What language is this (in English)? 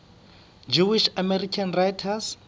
Southern Sotho